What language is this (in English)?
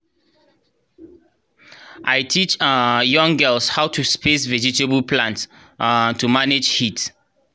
Nigerian Pidgin